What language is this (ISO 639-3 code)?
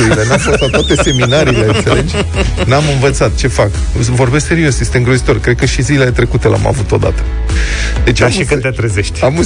ron